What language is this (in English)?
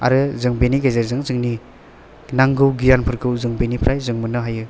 Bodo